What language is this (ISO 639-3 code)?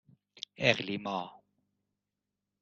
fas